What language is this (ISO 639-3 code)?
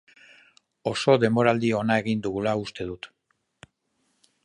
eus